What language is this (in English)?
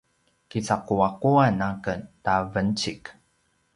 Paiwan